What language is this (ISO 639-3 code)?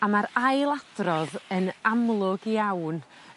cym